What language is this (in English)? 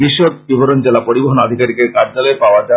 Bangla